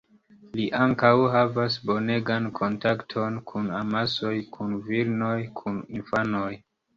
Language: Esperanto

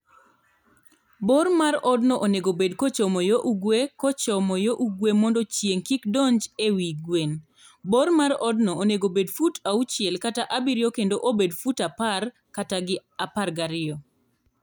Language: Luo (Kenya and Tanzania)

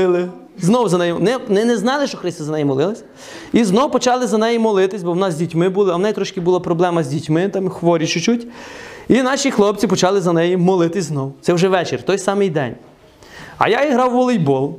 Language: Ukrainian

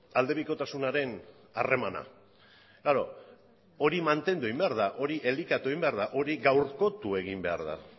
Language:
Basque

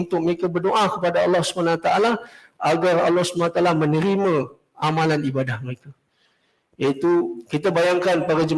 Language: Malay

